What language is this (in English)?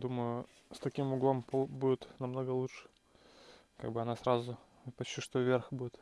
Russian